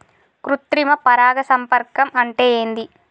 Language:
Telugu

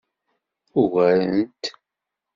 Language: Kabyle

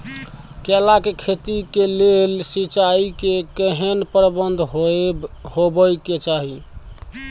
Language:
Maithili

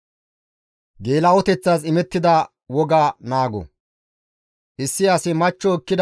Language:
Gamo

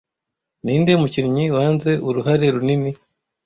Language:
Kinyarwanda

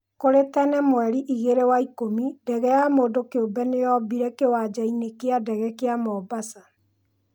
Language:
Kikuyu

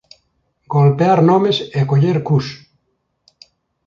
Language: Galician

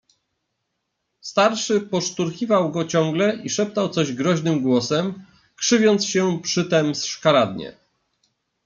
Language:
Polish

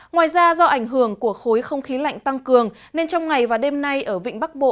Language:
Vietnamese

